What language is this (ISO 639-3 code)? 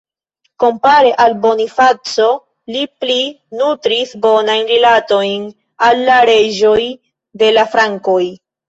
epo